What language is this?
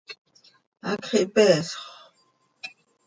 Seri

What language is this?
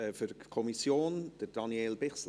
Swiss German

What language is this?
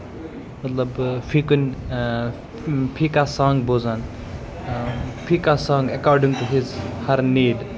Kashmiri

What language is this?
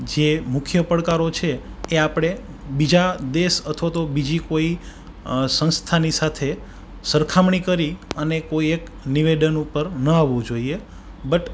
Gujarati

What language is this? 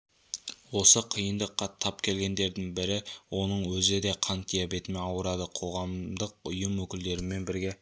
Kazakh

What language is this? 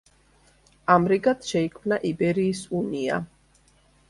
Georgian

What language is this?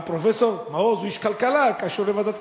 Hebrew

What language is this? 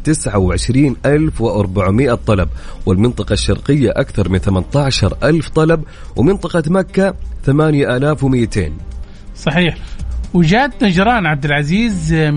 Arabic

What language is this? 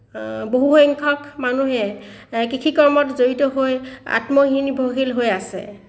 Assamese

